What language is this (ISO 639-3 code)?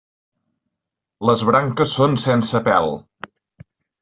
cat